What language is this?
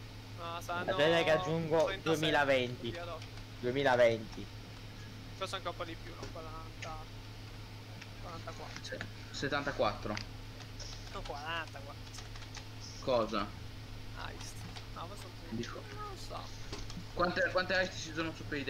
Italian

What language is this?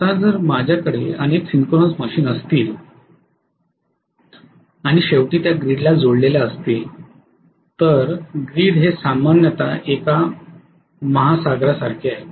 Marathi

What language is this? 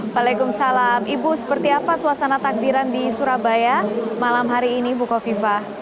Indonesian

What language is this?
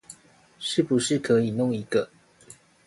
Chinese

